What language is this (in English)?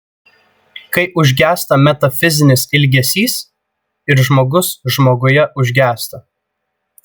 Lithuanian